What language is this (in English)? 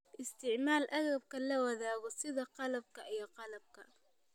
Somali